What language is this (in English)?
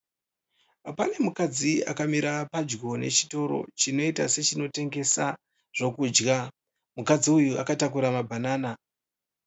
Shona